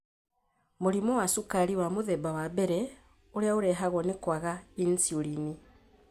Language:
Kikuyu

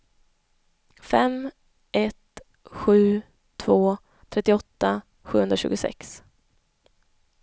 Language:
Swedish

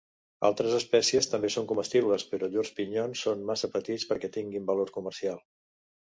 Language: Catalan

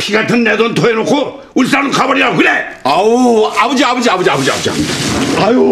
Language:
Korean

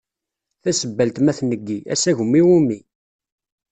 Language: Kabyle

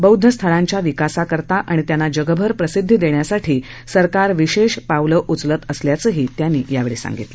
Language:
Marathi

